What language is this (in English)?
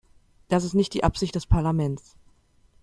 German